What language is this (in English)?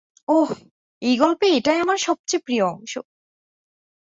Bangla